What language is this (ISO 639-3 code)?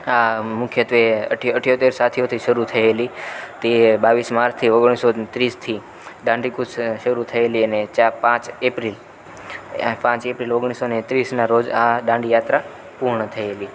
guj